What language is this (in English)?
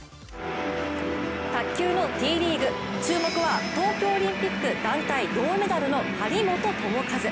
Japanese